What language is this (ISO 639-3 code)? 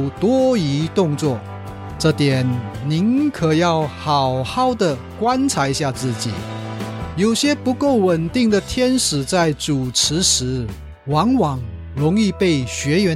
zho